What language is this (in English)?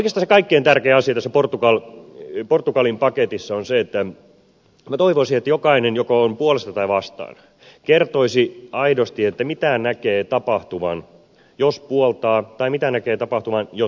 Finnish